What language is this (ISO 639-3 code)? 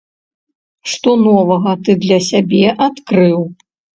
bel